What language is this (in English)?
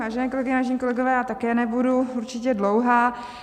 Czech